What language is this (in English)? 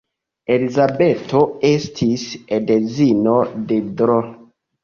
Esperanto